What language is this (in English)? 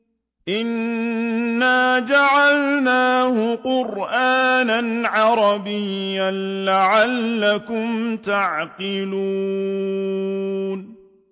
Arabic